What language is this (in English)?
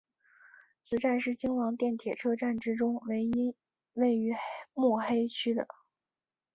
Chinese